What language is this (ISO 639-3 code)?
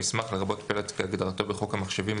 heb